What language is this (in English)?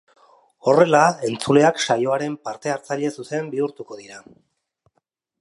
Basque